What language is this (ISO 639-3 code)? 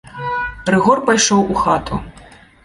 bel